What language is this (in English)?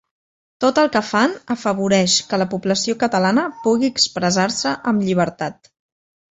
Catalan